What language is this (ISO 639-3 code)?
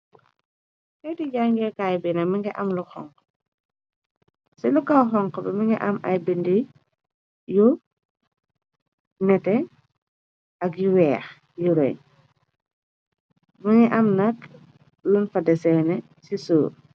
wol